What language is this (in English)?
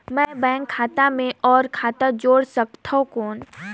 Chhattisgarhi